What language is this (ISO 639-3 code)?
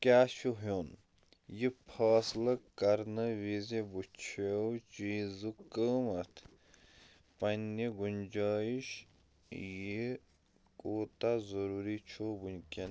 kas